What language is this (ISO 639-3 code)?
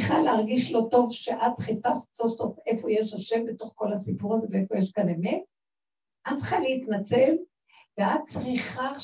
heb